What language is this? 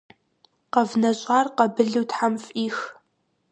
Kabardian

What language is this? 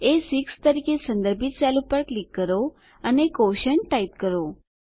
Gujarati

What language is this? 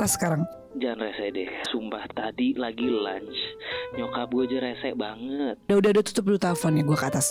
Indonesian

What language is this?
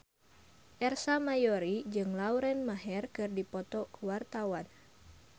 Sundanese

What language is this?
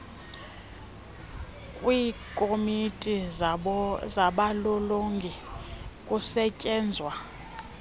Xhosa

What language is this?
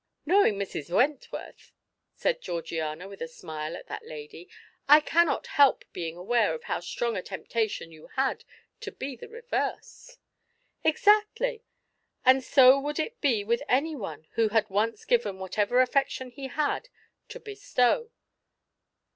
English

